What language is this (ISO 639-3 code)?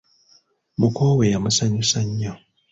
lug